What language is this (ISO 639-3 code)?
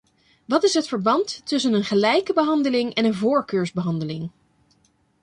nld